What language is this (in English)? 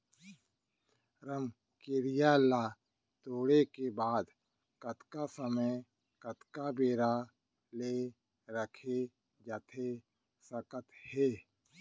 Chhattisgarhi